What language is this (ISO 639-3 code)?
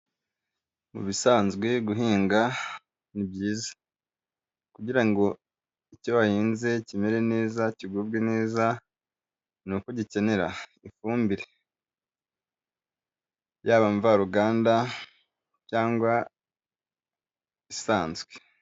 kin